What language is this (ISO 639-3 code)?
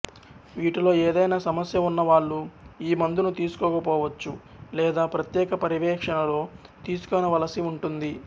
tel